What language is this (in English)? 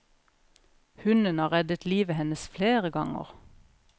Norwegian